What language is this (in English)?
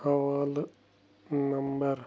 Kashmiri